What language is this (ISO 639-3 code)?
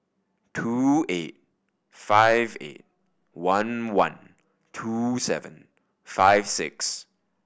eng